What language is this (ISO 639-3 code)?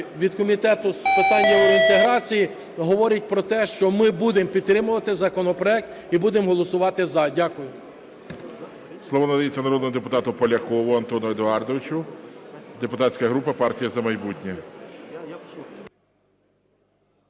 ukr